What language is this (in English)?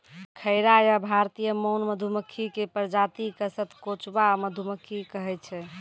Maithili